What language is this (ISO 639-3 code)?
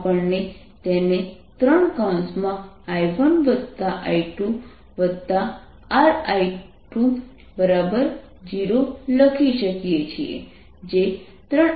guj